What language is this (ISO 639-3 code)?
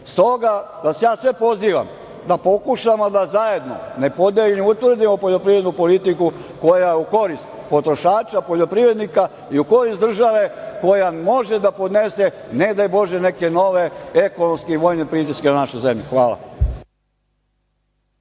srp